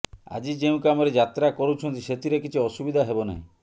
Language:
Odia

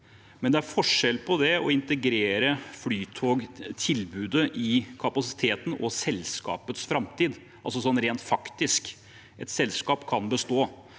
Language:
Norwegian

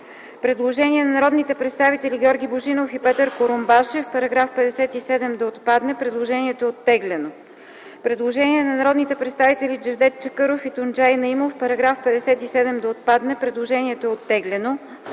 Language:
Bulgarian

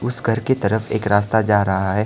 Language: Hindi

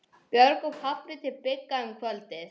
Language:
Icelandic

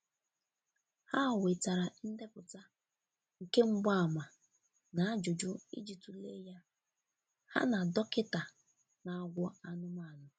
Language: Igbo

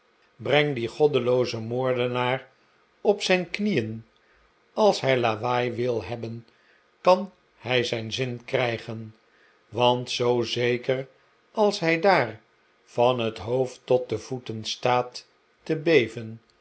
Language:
Dutch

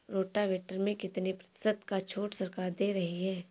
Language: Hindi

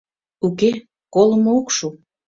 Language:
Mari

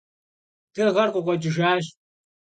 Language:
Kabardian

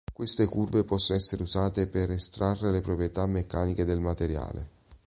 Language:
Italian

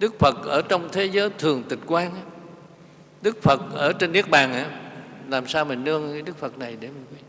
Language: Vietnamese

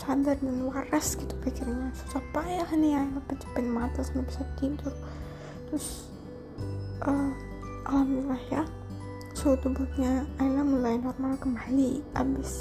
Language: Indonesian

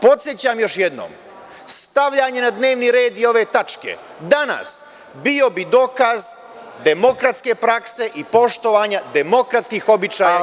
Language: Serbian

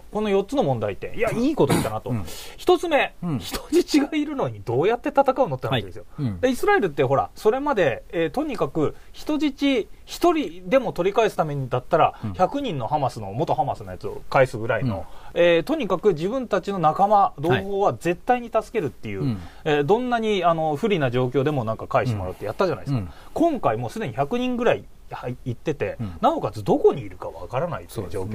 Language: Japanese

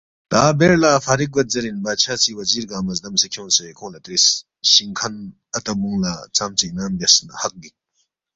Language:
Balti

